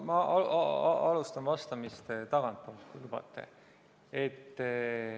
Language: Estonian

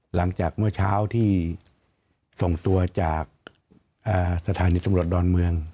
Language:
Thai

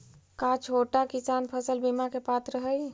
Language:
Magahi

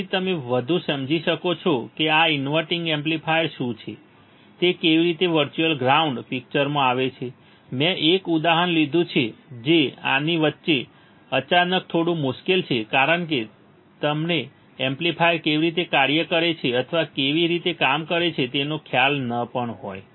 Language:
Gujarati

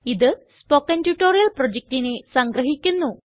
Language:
Malayalam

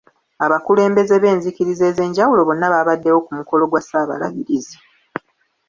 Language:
Ganda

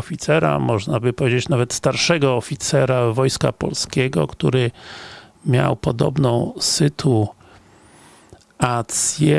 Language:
Polish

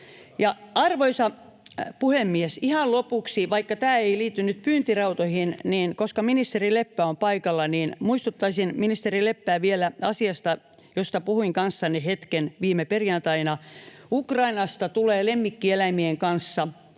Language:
Finnish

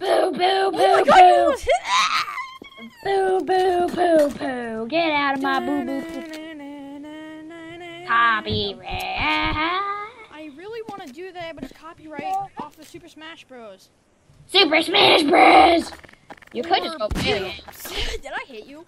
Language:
English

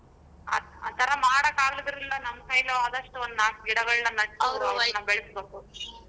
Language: Kannada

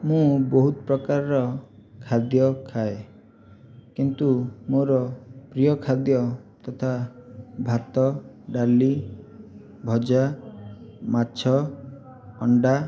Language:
Odia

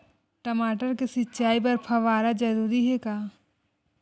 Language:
Chhattisgarhi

